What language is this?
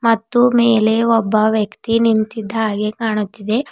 Kannada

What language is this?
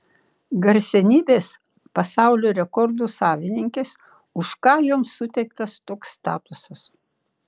Lithuanian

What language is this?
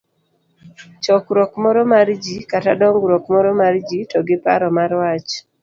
Luo (Kenya and Tanzania)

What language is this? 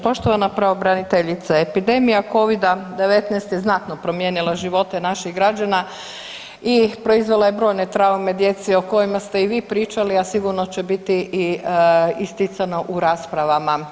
Croatian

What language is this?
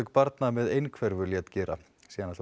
Icelandic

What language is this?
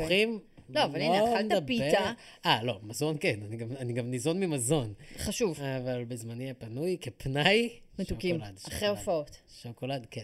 Hebrew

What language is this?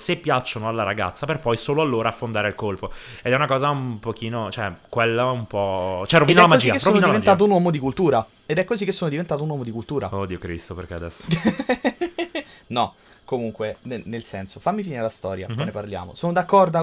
Italian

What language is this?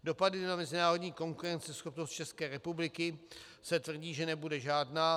Czech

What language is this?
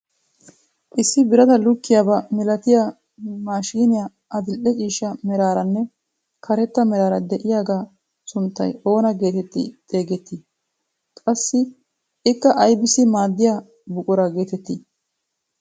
Wolaytta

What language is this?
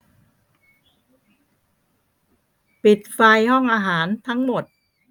Thai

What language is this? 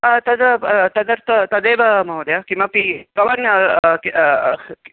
Sanskrit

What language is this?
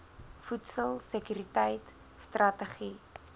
Afrikaans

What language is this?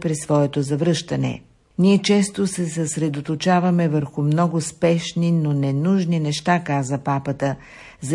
Bulgarian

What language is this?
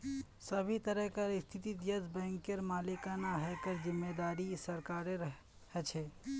Magahi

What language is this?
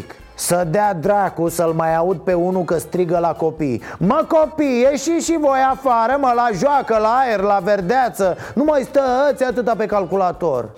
Romanian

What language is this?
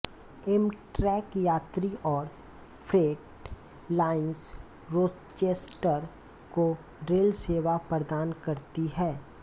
Hindi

